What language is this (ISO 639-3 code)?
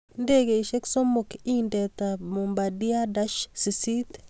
kln